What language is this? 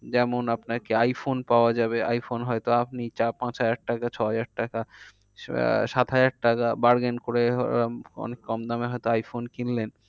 Bangla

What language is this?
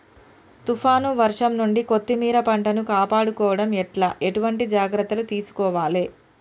Telugu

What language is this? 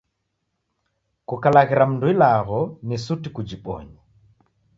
Taita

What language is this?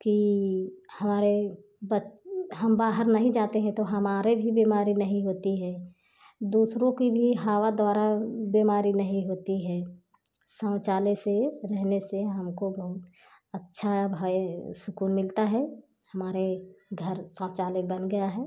Hindi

